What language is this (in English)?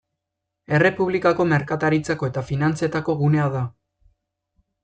Basque